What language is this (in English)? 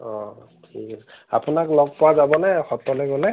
Assamese